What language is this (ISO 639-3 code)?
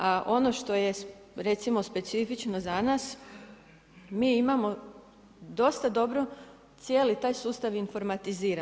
hrv